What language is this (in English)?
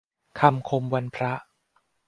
Thai